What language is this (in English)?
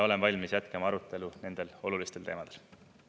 Estonian